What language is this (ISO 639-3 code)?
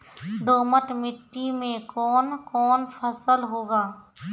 mai